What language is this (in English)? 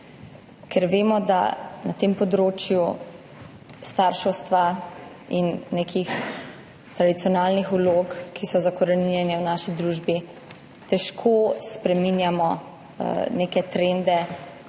Slovenian